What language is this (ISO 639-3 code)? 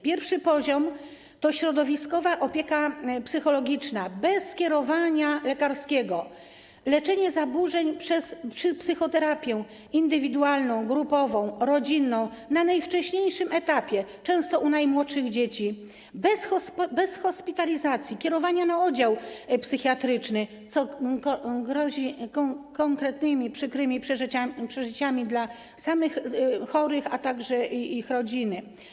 pol